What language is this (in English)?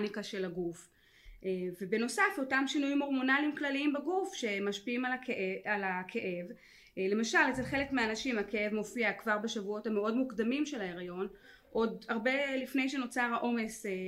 Hebrew